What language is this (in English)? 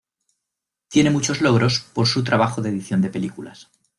Spanish